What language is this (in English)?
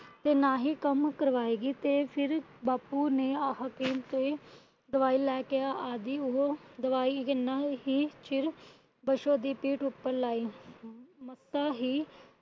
Punjabi